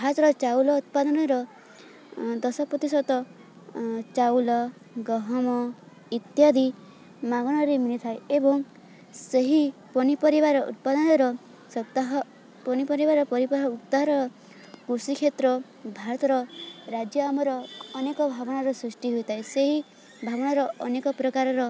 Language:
Odia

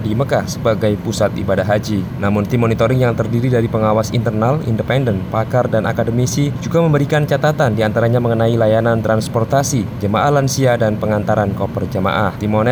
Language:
Indonesian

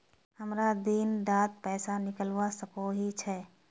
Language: Magahi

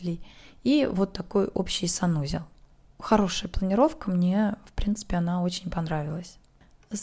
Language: Russian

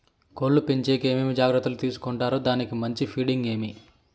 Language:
Telugu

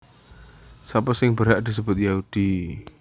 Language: Javanese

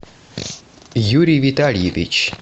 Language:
Russian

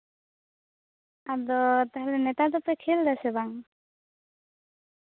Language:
Santali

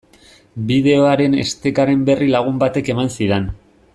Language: Basque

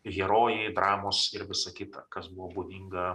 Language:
Lithuanian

